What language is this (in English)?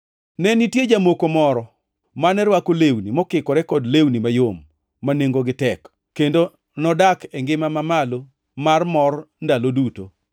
Luo (Kenya and Tanzania)